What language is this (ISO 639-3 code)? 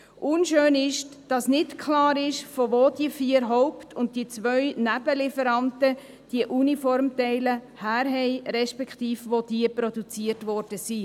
gsw